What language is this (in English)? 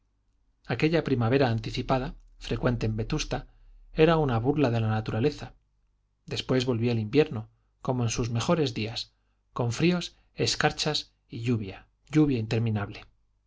Spanish